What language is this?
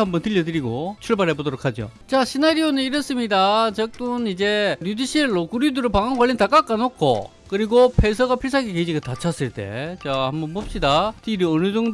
Korean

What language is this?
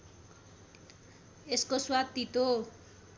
Nepali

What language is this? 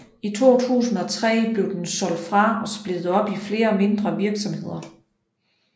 Danish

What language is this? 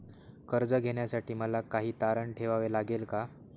Marathi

